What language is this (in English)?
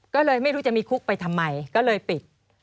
Thai